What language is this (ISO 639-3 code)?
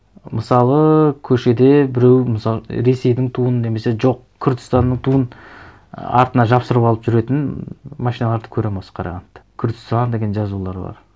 kaz